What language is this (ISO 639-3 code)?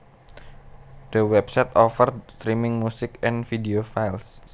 jav